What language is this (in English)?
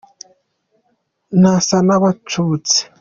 Kinyarwanda